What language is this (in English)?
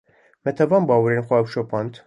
Kurdish